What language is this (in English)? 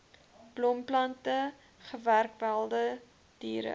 Afrikaans